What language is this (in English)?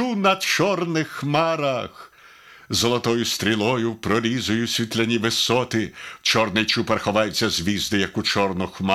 Ukrainian